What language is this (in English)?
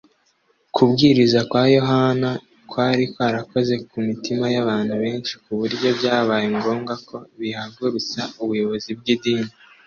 Kinyarwanda